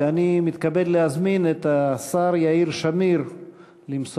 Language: Hebrew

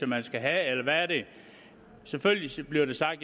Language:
Danish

